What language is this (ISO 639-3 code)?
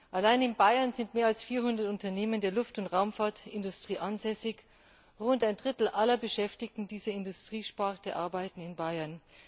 deu